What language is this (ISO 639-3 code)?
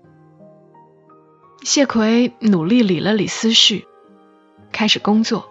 zho